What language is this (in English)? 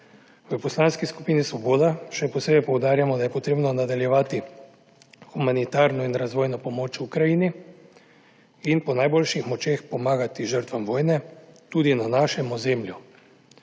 Slovenian